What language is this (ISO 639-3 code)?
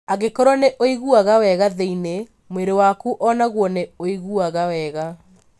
kik